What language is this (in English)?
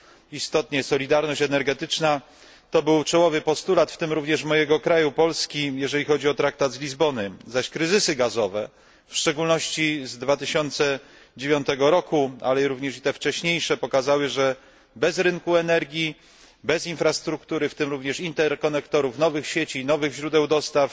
Polish